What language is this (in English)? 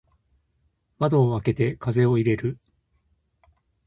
Japanese